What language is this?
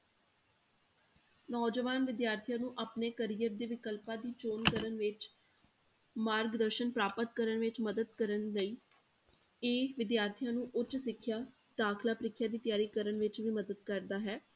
Punjabi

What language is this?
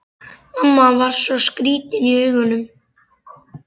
Icelandic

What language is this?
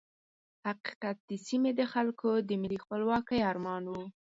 Pashto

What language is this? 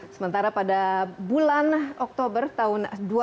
Indonesian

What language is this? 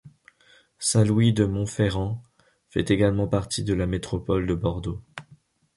French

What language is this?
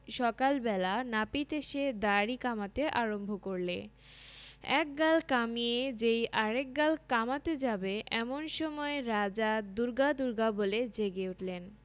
Bangla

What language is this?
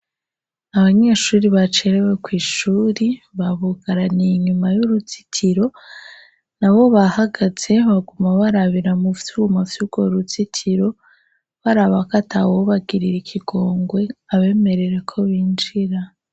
Rundi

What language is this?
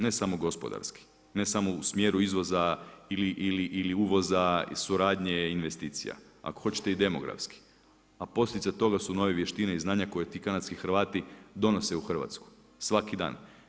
Croatian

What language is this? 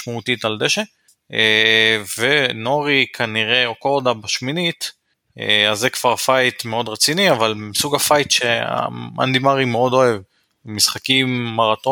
Hebrew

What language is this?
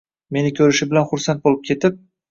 Uzbek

